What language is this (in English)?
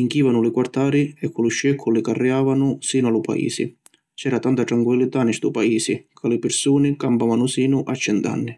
Sicilian